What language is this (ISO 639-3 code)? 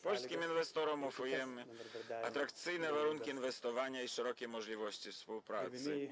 pol